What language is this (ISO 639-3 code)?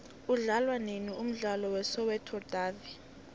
nbl